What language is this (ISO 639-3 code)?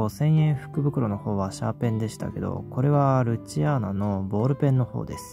jpn